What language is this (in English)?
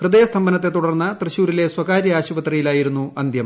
Malayalam